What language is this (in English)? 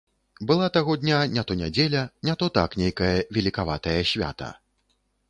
Belarusian